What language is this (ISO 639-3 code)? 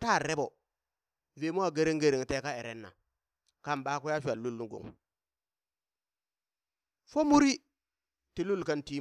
bys